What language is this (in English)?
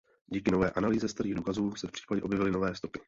Czech